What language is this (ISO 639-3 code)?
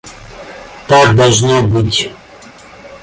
rus